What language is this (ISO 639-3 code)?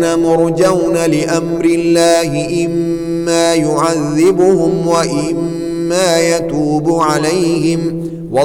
ara